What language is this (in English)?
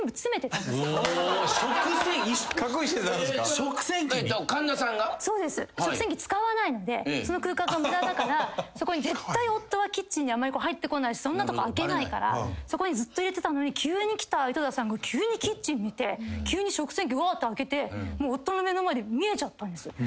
Japanese